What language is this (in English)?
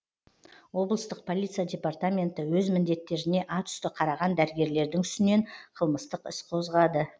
Kazakh